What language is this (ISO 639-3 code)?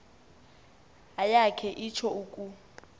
xho